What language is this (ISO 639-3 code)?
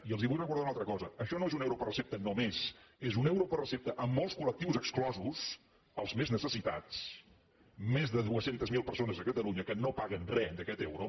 cat